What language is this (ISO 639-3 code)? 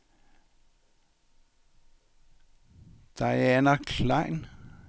dan